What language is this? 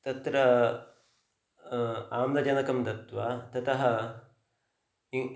Sanskrit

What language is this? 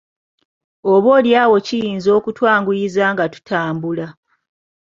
Ganda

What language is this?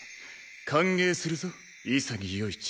Japanese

